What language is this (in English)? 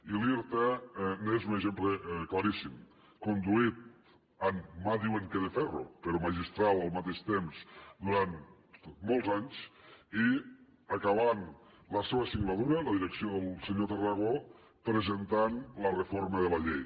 Catalan